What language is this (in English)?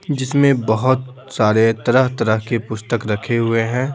Hindi